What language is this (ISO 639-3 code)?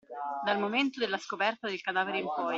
ita